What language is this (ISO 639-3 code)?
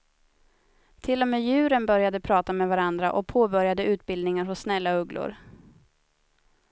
swe